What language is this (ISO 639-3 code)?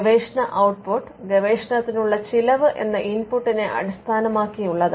mal